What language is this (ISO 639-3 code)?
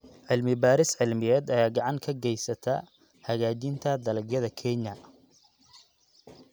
som